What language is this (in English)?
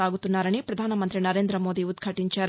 Telugu